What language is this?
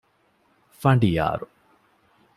Divehi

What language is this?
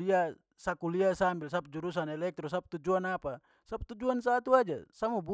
Papuan Malay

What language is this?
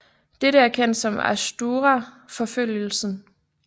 Danish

